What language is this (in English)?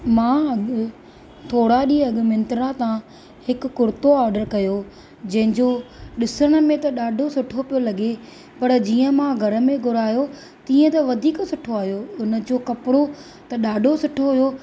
Sindhi